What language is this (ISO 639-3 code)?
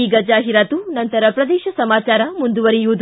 kan